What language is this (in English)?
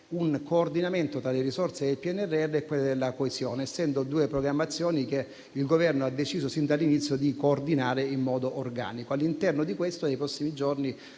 Italian